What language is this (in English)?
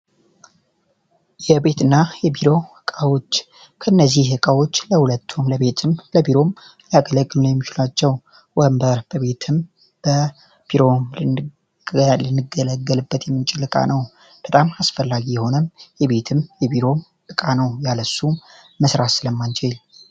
Amharic